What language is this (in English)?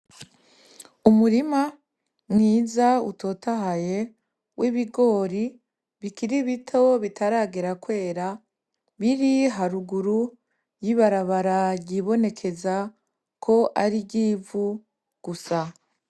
Rundi